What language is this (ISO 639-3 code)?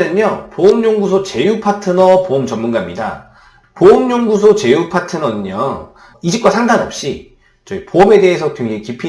kor